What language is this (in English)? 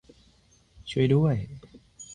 Thai